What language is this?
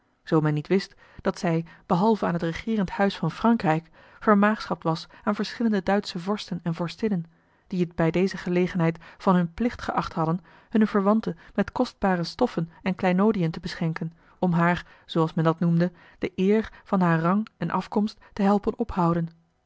Dutch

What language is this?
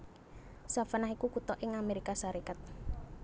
Javanese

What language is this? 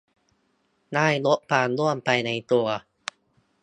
Thai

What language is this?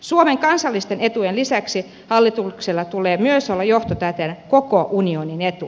Finnish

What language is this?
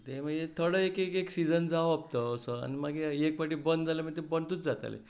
Konkani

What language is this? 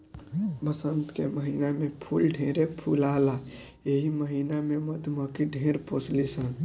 Bhojpuri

